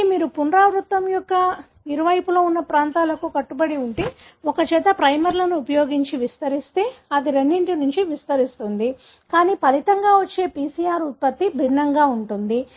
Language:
Telugu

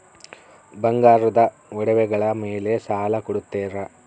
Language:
Kannada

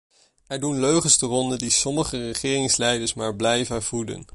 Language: Dutch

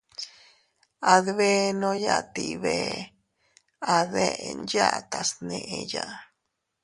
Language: Teutila Cuicatec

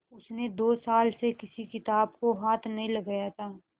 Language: Hindi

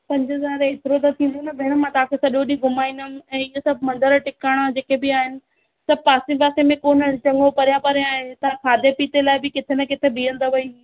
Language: Sindhi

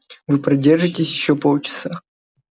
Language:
Russian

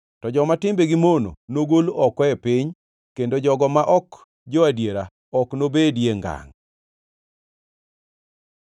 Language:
Luo (Kenya and Tanzania)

